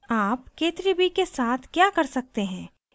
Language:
Hindi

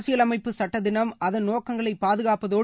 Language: Tamil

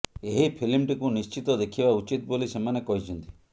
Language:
Odia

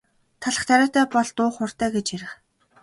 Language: Mongolian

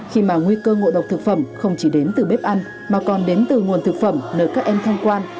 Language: Vietnamese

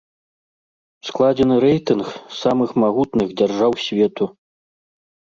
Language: Belarusian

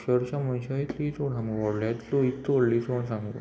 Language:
Konkani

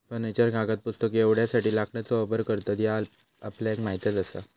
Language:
Marathi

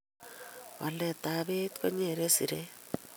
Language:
Kalenjin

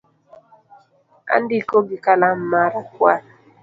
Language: Luo (Kenya and Tanzania)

